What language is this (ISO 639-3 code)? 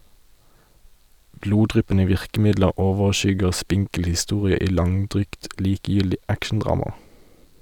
nor